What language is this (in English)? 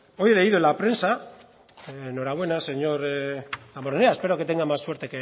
Spanish